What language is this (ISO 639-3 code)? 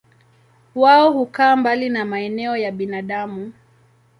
swa